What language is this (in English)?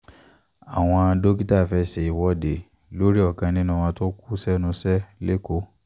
Yoruba